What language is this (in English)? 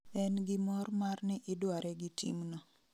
Luo (Kenya and Tanzania)